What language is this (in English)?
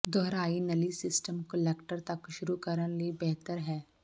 Punjabi